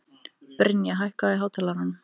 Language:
Icelandic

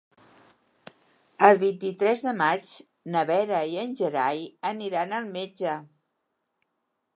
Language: Catalan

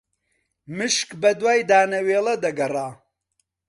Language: Central Kurdish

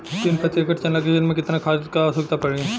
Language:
Bhojpuri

